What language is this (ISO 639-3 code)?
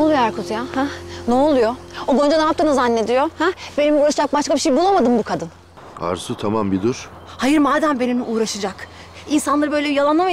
tur